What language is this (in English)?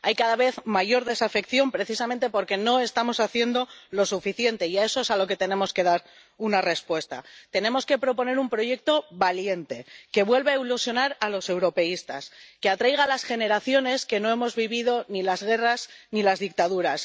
Spanish